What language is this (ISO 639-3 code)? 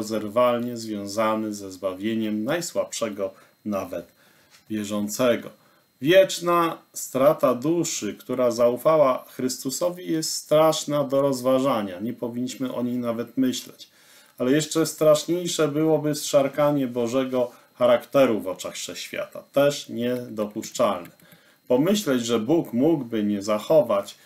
pol